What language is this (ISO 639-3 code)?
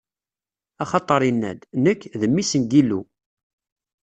kab